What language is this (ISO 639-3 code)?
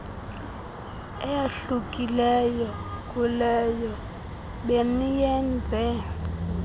xho